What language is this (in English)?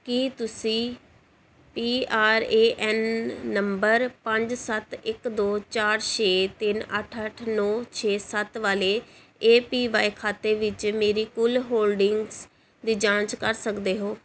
Punjabi